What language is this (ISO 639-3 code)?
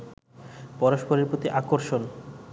ben